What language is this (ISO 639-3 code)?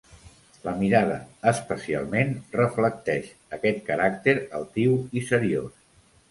cat